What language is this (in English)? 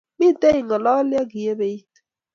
Kalenjin